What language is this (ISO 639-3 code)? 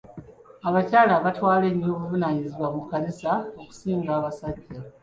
lug